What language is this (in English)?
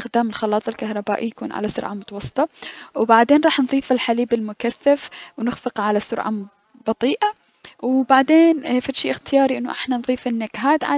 Mesopotamian Arabic